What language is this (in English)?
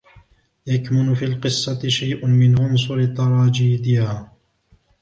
Arabic